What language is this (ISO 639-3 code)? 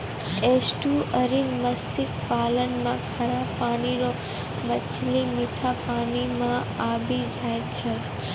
mai